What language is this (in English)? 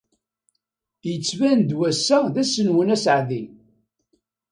Kabyle